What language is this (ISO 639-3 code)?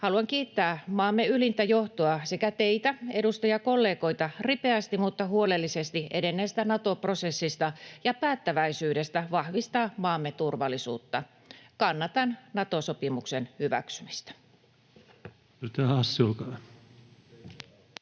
fin